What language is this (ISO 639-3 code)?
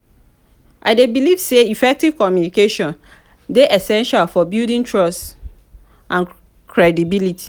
pcm